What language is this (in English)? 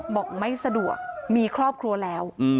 Thai